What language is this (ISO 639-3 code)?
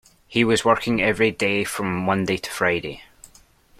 eng